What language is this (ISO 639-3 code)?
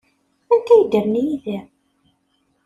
kab